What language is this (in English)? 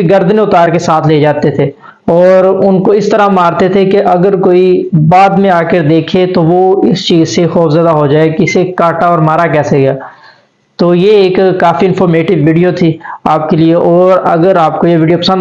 Urdu